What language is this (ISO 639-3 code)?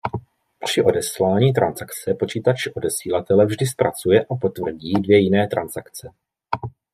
ces